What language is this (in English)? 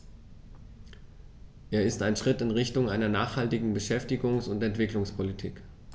German